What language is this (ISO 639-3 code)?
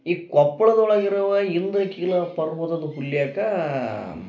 kan